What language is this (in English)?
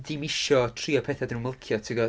Welsh